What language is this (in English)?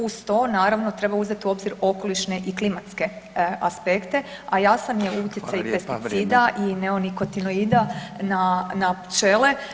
Croatian